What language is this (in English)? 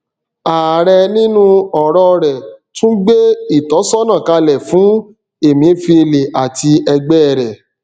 Yoruba